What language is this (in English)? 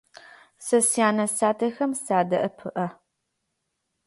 Adyghe